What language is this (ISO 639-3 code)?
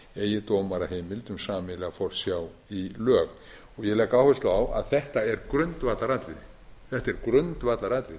isl